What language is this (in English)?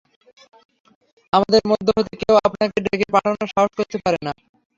Bangla